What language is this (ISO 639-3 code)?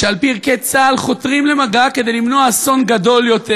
heb